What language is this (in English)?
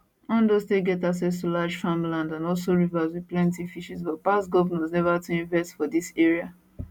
Nigerian Pidgin